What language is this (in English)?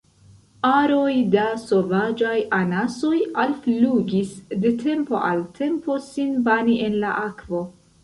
Esperanto